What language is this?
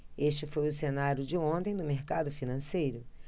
Portuguese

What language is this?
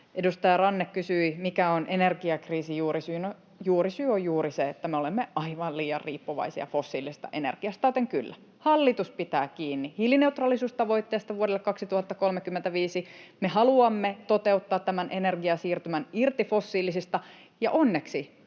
Finnish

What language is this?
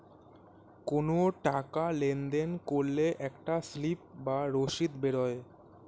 Bangla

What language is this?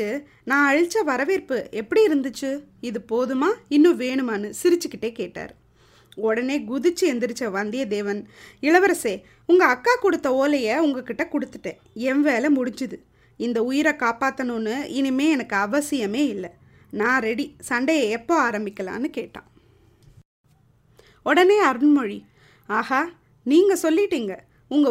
Tamil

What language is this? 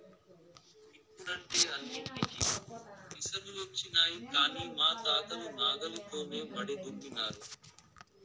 Telugu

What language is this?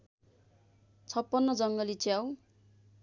Nepali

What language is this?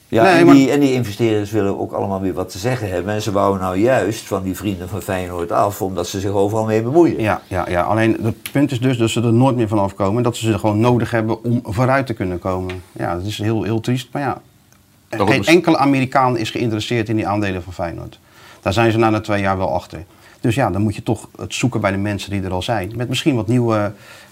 Dutch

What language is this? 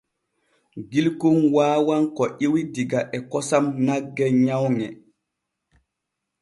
Borgu Fulfulde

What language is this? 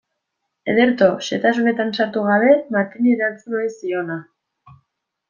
Basque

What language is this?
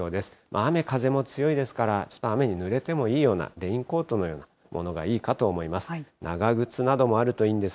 Japanese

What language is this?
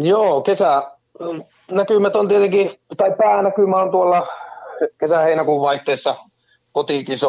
Finnish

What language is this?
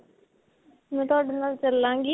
Punjabi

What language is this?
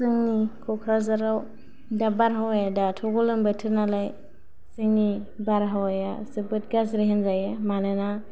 Bodo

